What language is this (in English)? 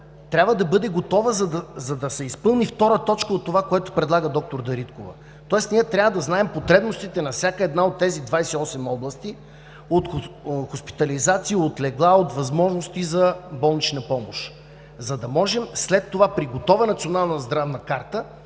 Bulgarian